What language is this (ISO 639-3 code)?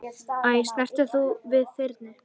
isl